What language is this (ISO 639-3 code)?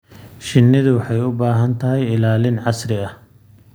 som